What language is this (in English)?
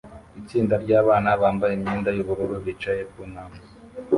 Kinyarwanda